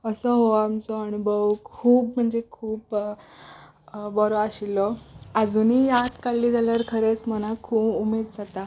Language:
Konkani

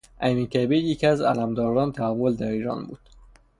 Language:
Persian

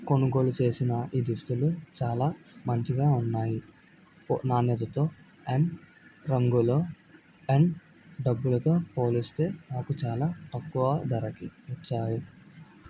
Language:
Telugu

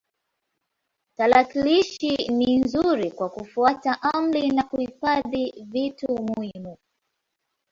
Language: Swahili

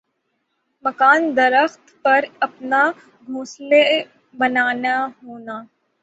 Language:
Urdu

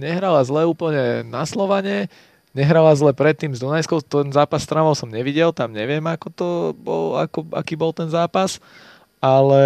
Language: Slovak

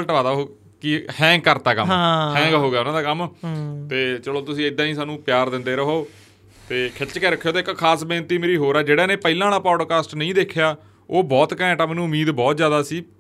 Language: Punjabi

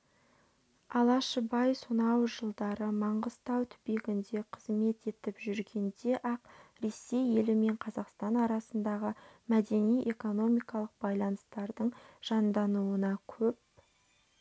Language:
Kazakh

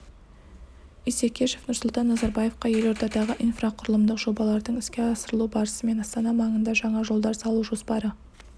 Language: Kazakh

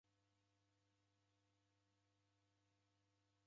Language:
Taita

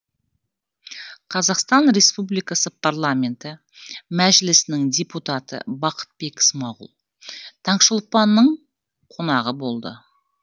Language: Kazakh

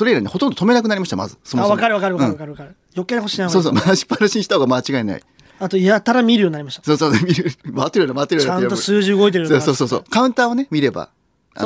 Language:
Japanese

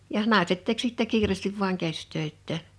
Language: Finnish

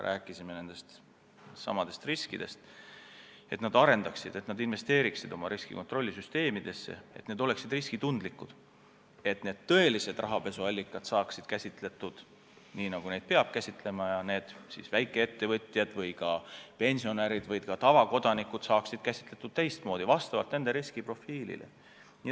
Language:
Estonian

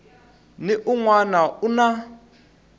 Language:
Tsonga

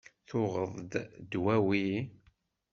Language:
Kabyle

